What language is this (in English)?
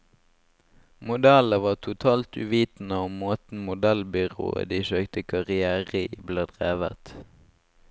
Norwegian